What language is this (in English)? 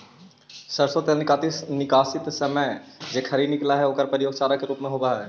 Magahi